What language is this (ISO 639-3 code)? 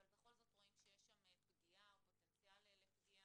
heb